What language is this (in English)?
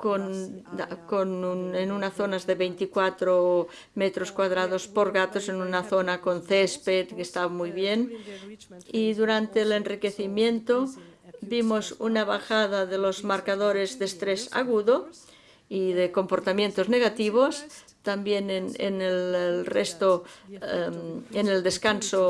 Spanish